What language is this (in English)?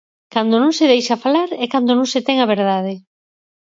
Galician